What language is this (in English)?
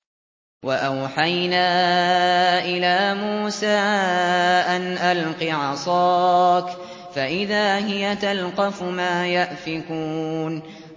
Arabic